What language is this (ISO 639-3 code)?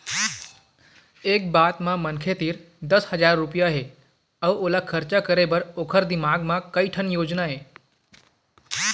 hne